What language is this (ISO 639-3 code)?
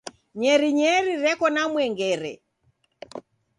dav